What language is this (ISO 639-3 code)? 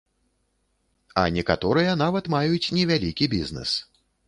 bel